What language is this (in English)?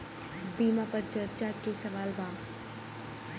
Bhojpuri